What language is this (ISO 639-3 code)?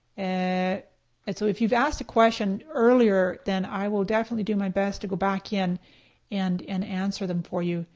eng